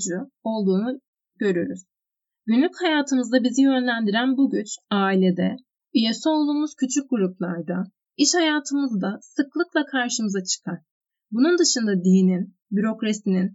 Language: Turkish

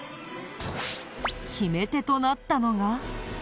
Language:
Japanese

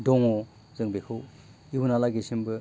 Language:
Bodo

